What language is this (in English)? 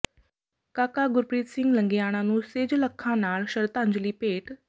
Punjabi